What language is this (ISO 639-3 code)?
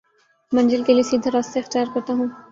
urd